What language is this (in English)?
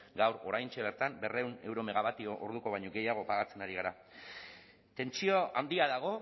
Basque